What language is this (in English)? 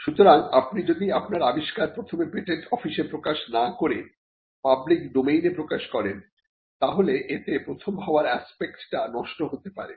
Bangla